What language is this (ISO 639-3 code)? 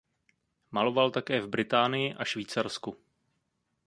ces